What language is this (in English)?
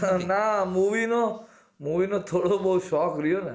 Gujarati